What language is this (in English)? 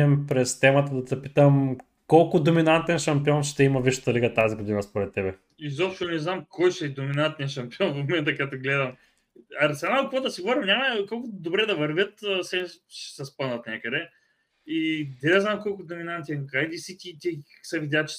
Bulgarian